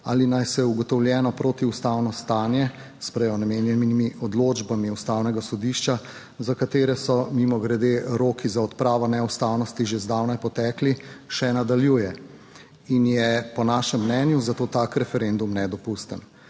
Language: Slovenian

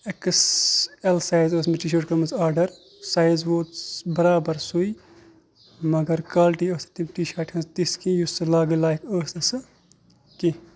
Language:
Kashmiri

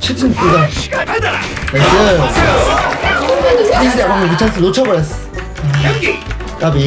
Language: Korean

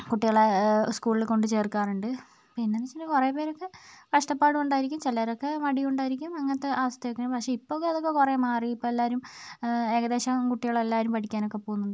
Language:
Malayalam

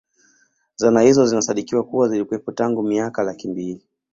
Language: Swahili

